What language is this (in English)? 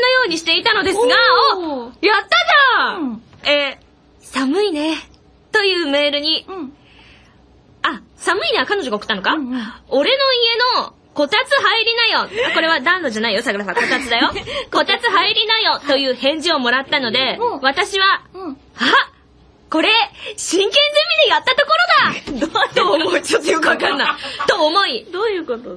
Japanese